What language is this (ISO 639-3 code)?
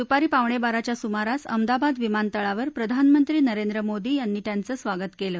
mar